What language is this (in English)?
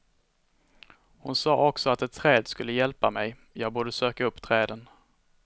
Swedish